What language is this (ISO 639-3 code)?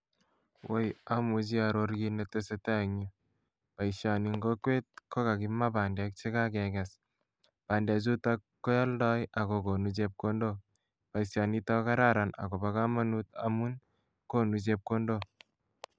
kln